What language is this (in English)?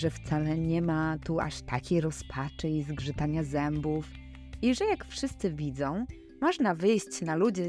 Polish